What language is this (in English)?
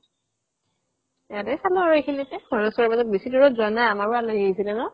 Assamese